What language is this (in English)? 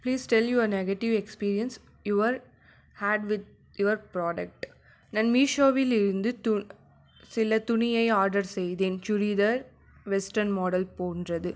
Tamil